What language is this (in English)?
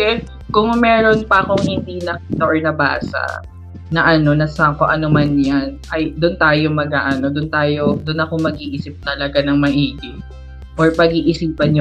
Filipino